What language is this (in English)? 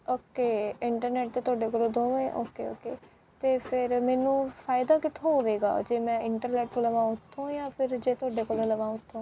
Punjabi